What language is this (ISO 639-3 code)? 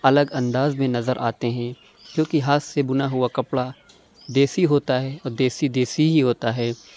urd